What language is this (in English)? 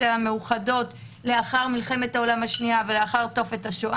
Hebrew